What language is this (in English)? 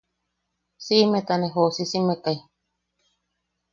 Yaqui